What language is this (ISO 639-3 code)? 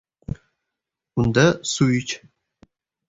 uzb